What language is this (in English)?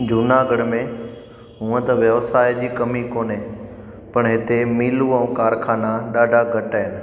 Sindhi